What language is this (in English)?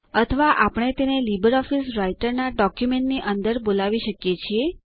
Gujarati